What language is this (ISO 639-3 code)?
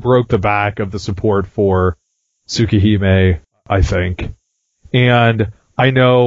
eng